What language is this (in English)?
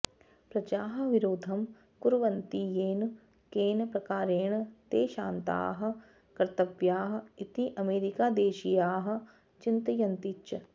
Sanskrit